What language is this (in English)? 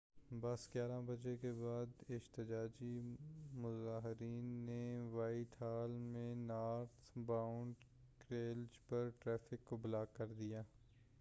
Urdu